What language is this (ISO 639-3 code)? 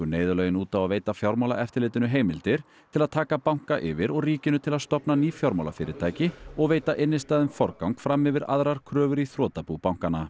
isl